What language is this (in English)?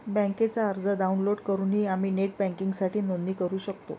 Marathi